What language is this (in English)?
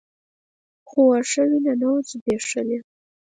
Pashto